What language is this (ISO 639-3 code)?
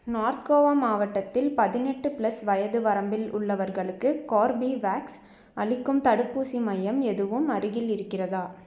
tam